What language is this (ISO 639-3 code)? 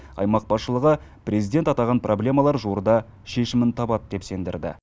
kaz